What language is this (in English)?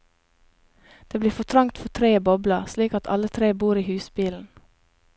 Norwegian